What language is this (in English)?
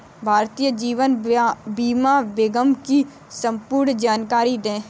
Hindi